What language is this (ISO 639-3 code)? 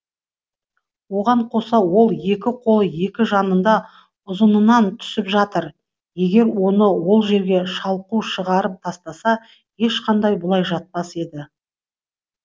kaz